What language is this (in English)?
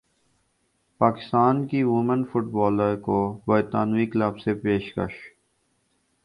Urdu